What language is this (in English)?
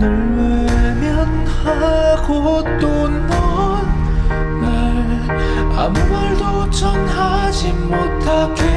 Korean